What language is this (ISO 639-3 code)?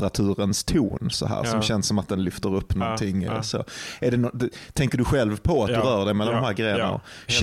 swe